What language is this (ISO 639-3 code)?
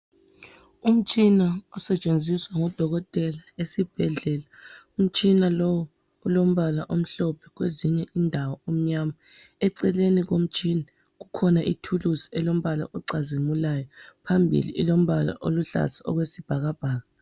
nde